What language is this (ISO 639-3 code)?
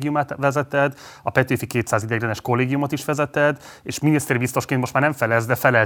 hun